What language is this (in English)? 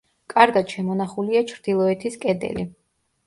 Georgian